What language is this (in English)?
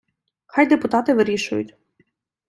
Ukrainian